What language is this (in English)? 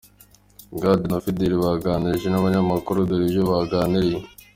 Kinyarwanda